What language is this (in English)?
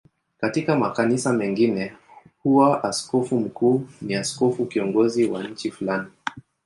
Swahili